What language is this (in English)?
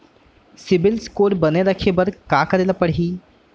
Chhattisgarhi